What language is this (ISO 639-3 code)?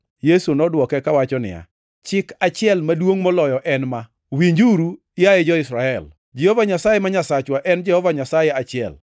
luo